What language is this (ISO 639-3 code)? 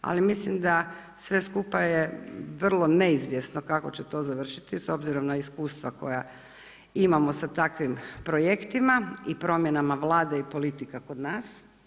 hrv